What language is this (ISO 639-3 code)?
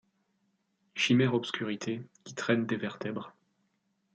fra